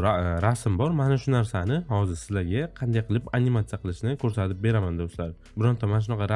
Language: Turkish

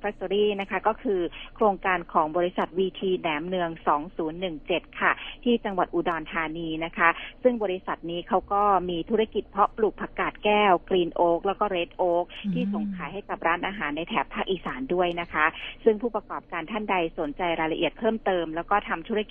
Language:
Thai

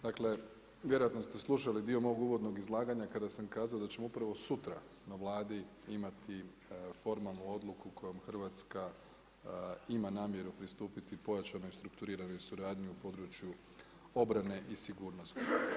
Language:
Croatian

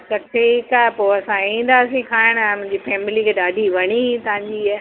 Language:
Sindhi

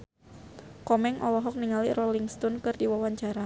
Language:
Sundanese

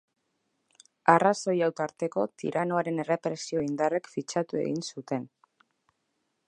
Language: Basque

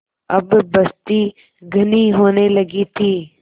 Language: Hindi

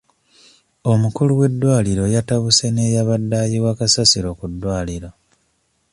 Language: Ganda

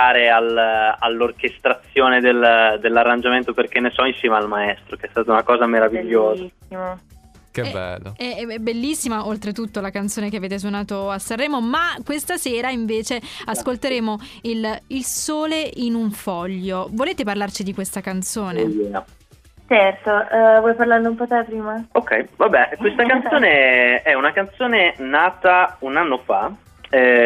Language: Italian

